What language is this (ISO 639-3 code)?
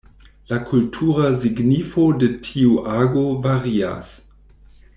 epo